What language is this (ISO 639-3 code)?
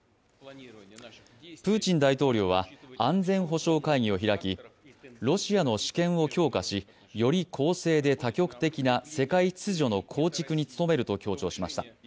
jpn